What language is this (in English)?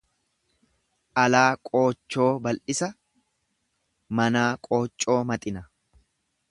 Oromo